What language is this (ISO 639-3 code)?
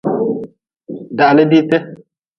nmz